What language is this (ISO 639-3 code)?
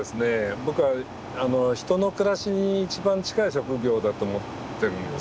jpn